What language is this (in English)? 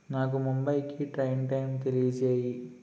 Telugu